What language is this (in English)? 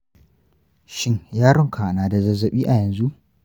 Hausa